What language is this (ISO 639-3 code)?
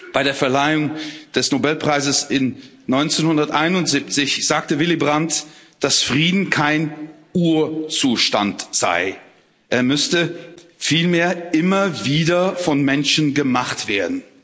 deu